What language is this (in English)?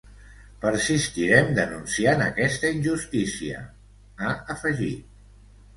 Catalan